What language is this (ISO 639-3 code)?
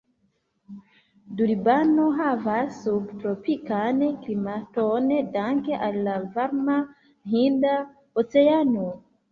epo